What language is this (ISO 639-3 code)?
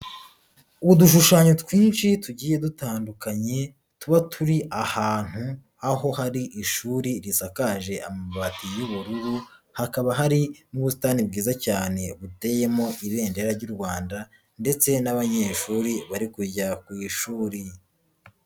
kin